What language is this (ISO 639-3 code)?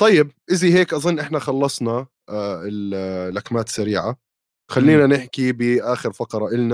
ara